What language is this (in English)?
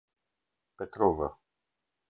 Albanian